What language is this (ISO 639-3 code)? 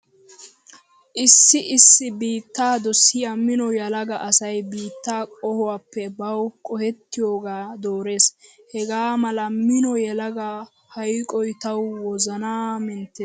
wal